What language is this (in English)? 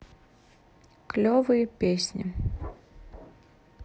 Russian